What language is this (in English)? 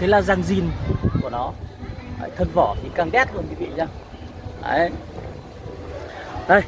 Vietnamese